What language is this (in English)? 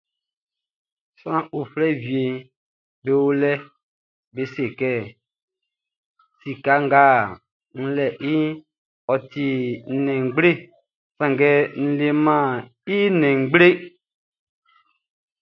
Baoulé